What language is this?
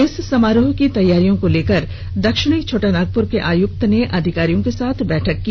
Hindi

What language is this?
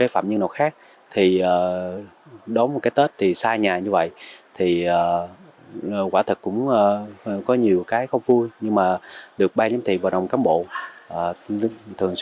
Vietnamese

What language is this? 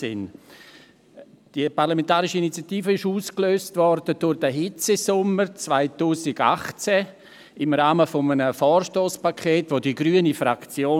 Swiss German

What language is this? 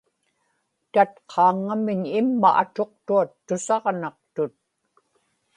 Inupiaq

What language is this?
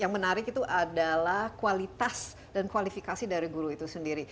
Indonesian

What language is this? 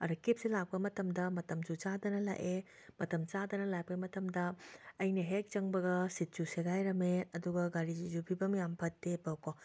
Manipuri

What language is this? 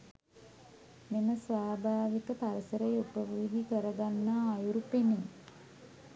Sinhala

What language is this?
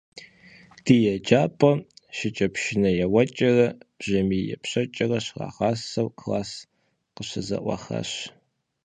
Kabardian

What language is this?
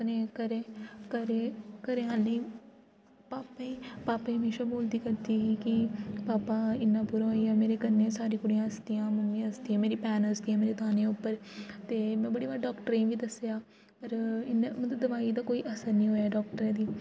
Dogri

